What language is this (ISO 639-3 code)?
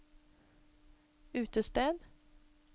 nor